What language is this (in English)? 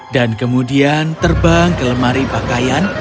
Indonesian